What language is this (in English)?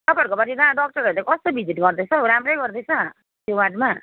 Nepali